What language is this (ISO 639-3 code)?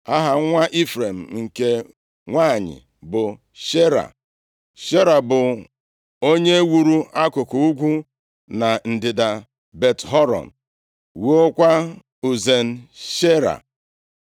ibo